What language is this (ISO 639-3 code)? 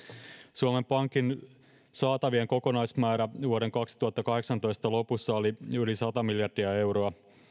fin